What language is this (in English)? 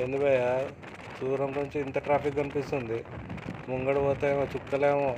Telugu